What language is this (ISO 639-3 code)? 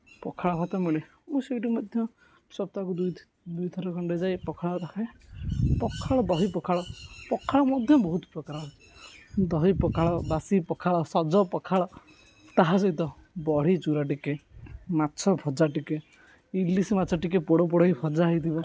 ori